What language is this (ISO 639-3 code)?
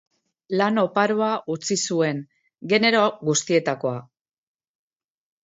eus